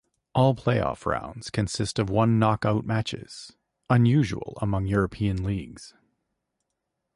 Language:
English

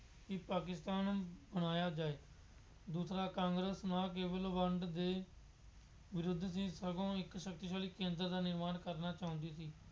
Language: Punjabi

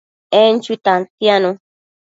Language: Matsés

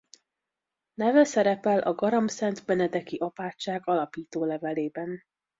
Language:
Hungarian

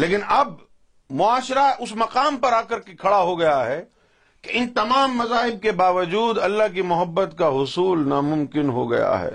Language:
Urdu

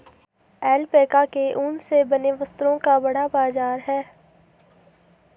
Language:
Hindi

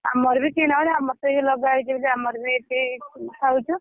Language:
Odia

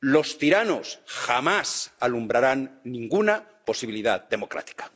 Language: Spanish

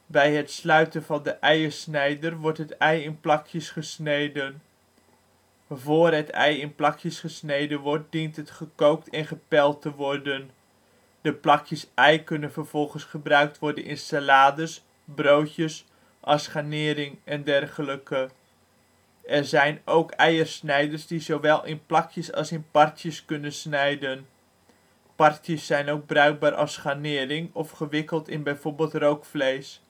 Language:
Dutch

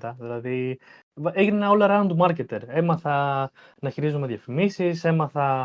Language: Greek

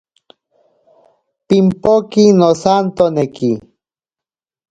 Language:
Ashéninka Perené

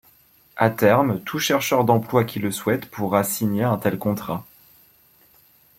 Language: French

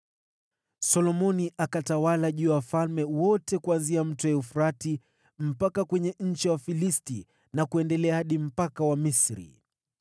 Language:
Swahili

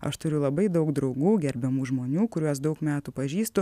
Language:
Lithuanian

